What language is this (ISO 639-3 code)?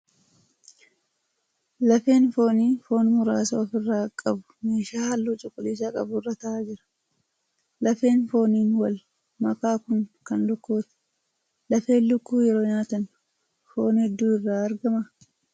orm